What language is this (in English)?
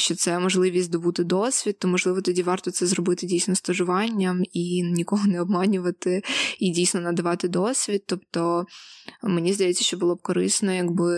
Ukrainian